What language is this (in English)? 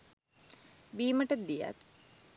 Sinhala